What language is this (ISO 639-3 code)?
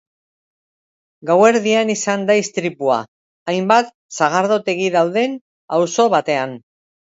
eus